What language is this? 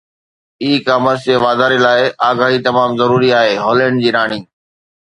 Sindhi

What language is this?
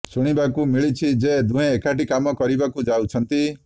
Odia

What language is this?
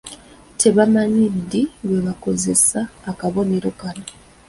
Ganda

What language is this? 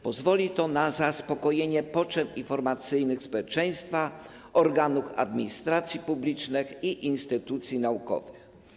Polish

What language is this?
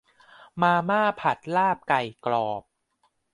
Thai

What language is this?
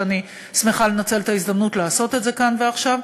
Hebrew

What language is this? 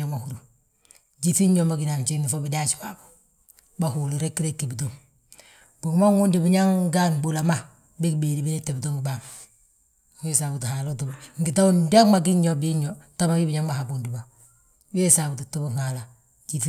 Balanta-Ganja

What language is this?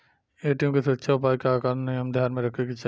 Bhojpuri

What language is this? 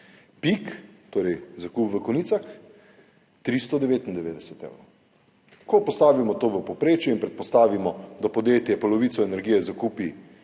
Slovenian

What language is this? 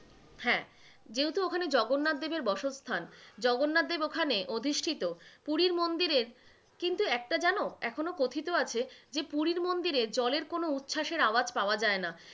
Bangla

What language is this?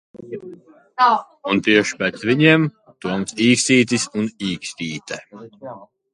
Latvian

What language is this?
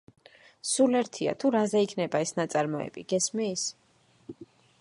Georgian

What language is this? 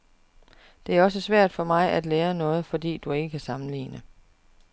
Danish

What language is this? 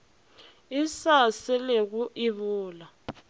Northern Sotho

